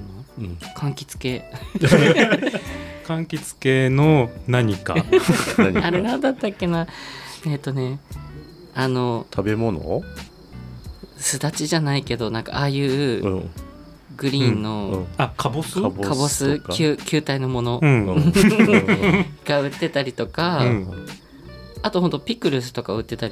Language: Japanese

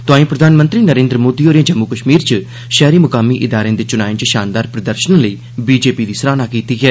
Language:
Dogri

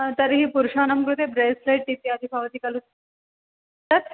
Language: Sanskrit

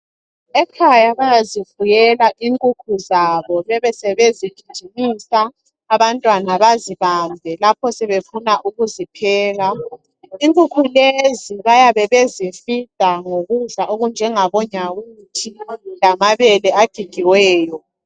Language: North Ndebele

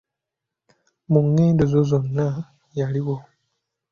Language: Ganda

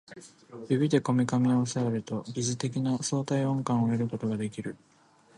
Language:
Japanese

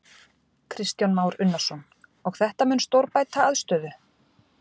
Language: Icelandic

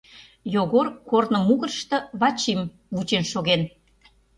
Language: Mari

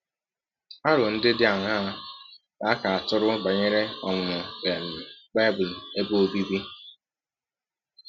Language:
Igbo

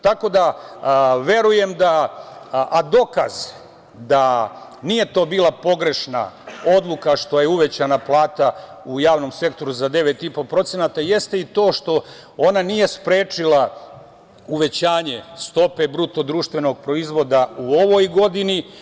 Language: Serbian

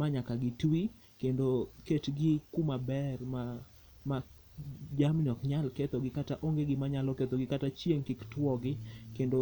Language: Luo (Kenya and Tanzania)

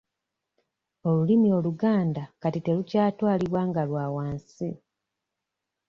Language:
Ganda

